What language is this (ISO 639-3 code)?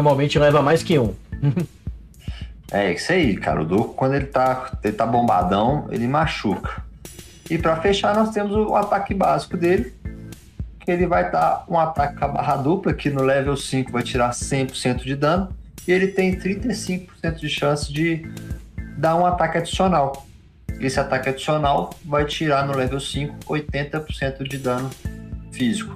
por